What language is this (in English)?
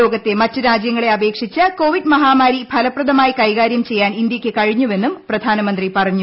Malayalam